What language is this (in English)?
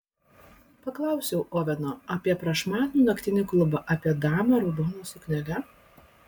Lithuanian